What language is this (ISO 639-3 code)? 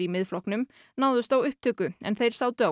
isl